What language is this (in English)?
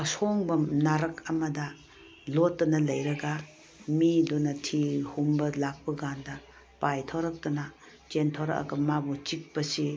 Manipuri